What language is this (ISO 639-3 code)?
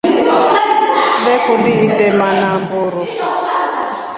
rof